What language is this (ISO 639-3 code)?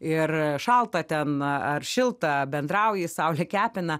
lit